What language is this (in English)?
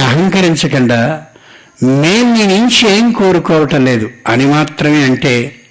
Telugu